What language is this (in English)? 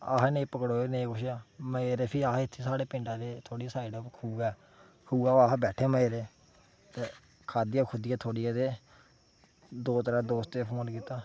Dogri